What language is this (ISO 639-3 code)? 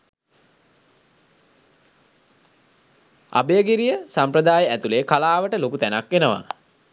sin